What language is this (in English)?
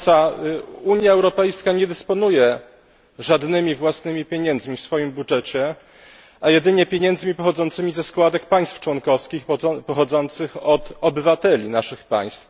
Polish